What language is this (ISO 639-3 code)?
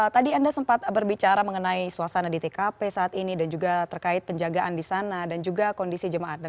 ind